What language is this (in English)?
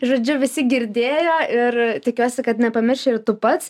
Lithuanian